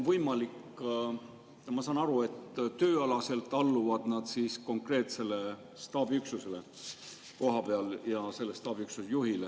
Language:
Estonian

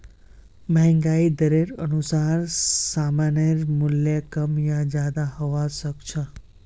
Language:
Magahi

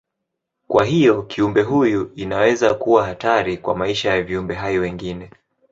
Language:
Swahili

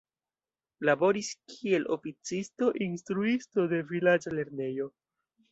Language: Esperanto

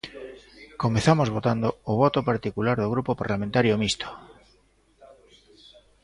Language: Galician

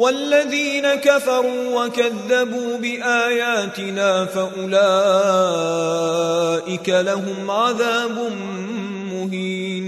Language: Arabic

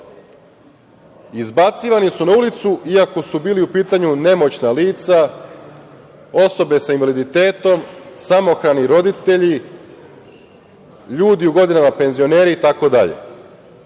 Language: Serbian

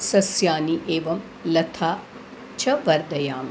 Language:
Sanskrit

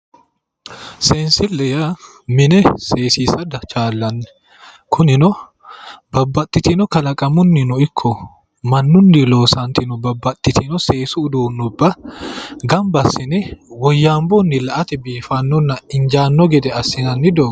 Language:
Sidamo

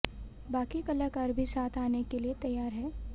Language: Hindi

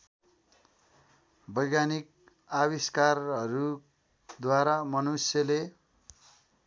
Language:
Nepali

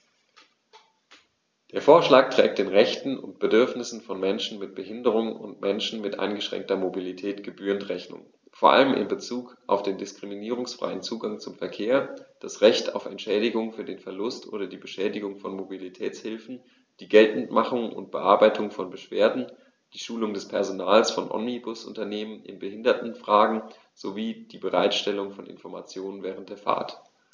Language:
German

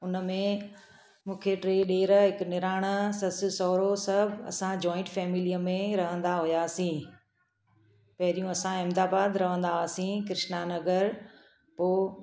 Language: Sindhi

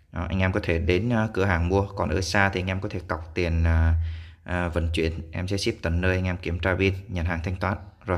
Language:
Vietnamese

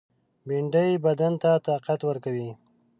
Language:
Pashto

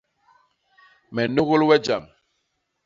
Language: Basaa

